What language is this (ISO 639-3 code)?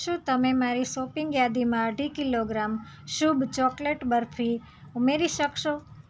guj